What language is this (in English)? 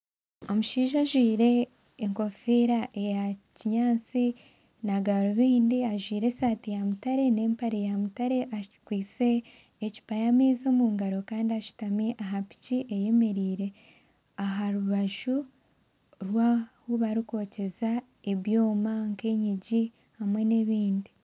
Nyankole